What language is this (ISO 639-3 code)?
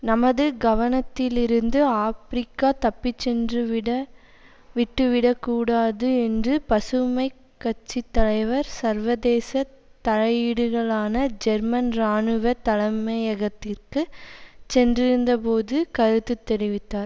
tam